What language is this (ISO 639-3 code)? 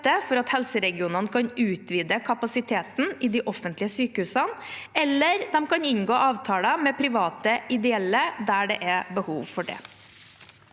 nor